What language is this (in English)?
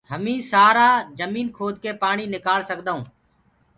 Gurgula